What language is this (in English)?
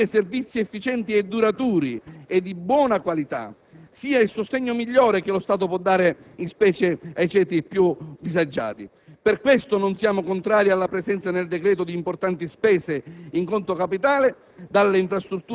Italian